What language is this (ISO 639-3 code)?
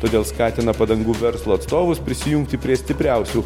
lit